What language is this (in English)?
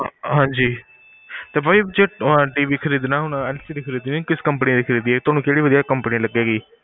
Punjabi